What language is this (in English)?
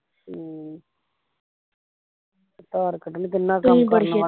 Punjabi